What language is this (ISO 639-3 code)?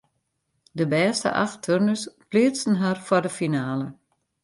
fry